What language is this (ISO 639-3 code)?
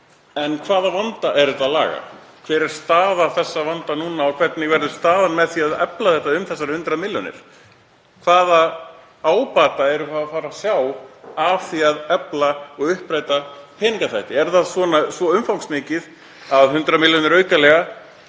isl